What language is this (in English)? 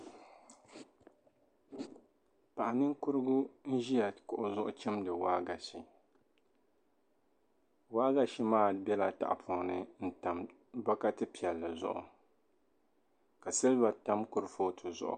Dagbani